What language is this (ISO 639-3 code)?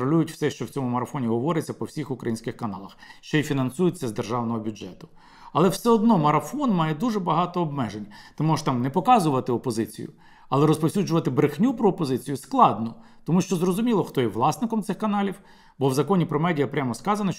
ukr